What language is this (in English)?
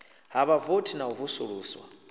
Venda